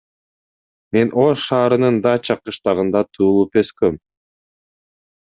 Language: Kyrgyz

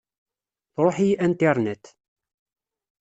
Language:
Kabyle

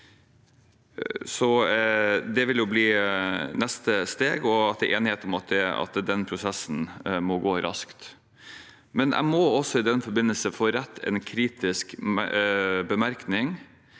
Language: Norwegian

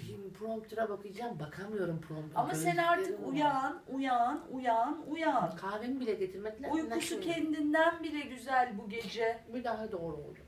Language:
Turkish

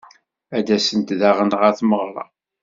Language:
Kabyle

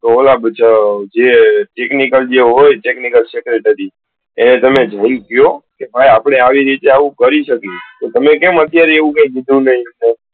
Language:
Gujarati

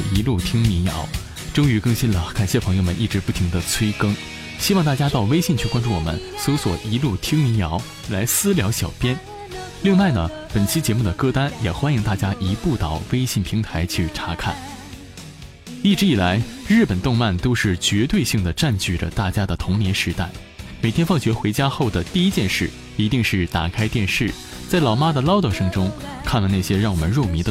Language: Chinese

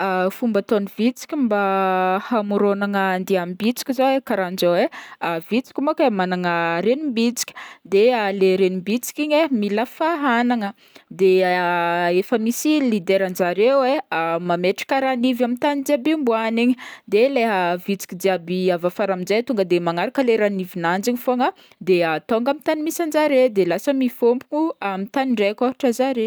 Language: Northern Betsimisaraka Malagasy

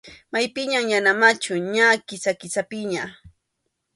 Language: Arequipa-La Unión Quechua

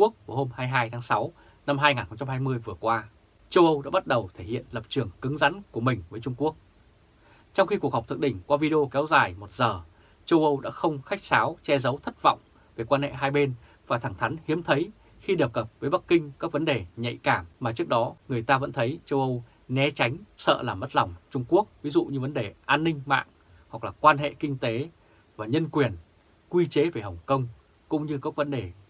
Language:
Vietnamese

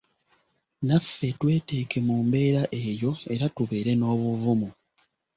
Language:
Ganda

